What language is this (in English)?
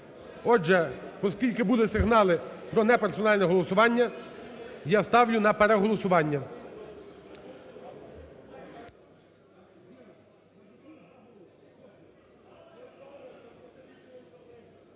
Ukrainian